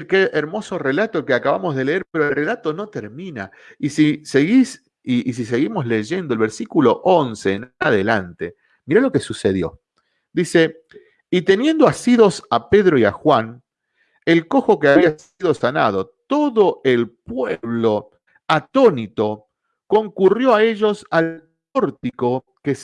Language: Spanish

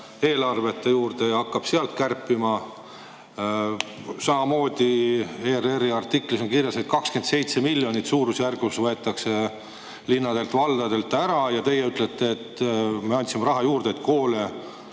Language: Estonian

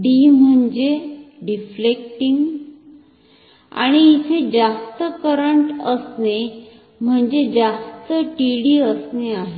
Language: Marathi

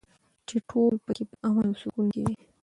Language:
Pashto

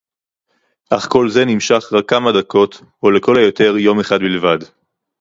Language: Hebrew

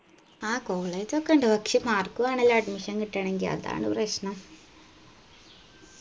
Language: Malayalam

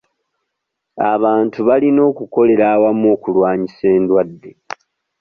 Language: Ganda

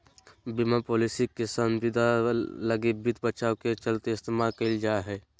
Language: Magahi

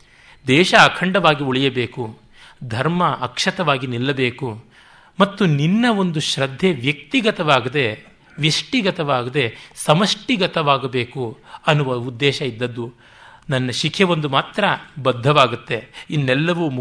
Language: Kannada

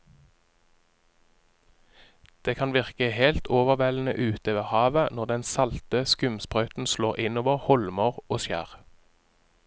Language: Norwegian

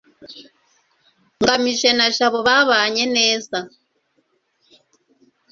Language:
Kinyarwanda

